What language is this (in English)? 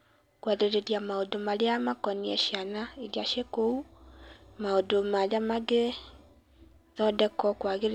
Kikuyu